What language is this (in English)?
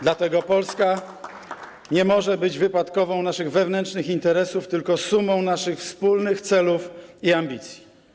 Polish